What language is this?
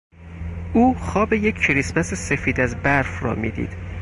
Persian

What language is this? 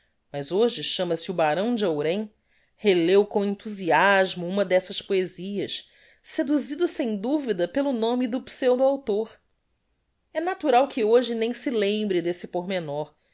Portuguese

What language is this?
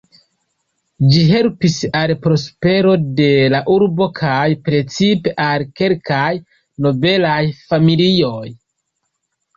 Esperanto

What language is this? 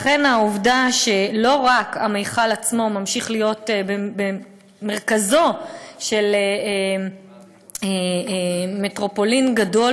Hebrew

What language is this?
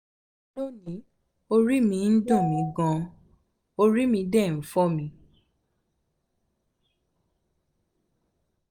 Yoruba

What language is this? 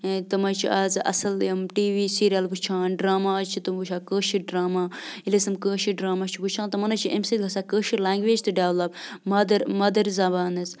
Kashmiri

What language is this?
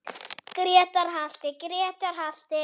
Icelandic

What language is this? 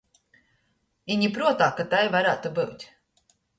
Latgalian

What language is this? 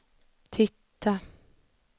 Swedish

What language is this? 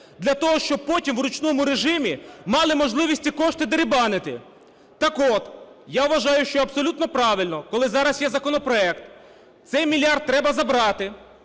Ukrainian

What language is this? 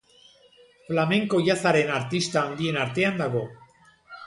Basque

